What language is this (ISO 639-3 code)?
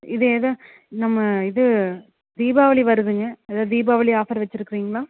tam